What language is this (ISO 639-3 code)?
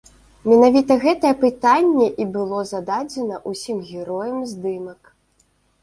bel